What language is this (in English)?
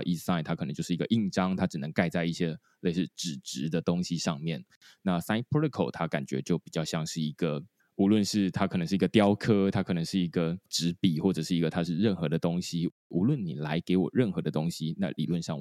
Chinese